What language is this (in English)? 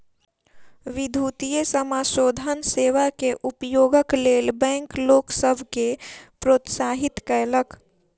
Maithili